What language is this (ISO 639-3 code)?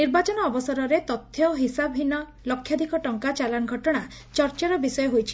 ori